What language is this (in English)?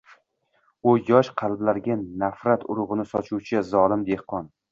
Uzbek